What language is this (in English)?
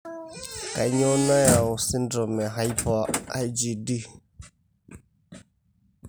Masai